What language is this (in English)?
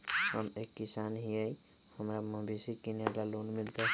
Magahi